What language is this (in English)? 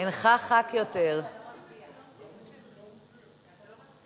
Hebrew